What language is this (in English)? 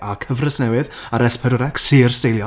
Welsh